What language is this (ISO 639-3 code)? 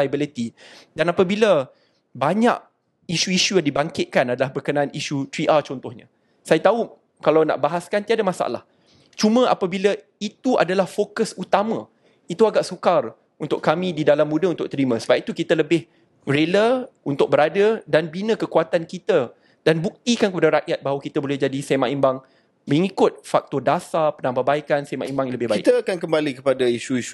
msa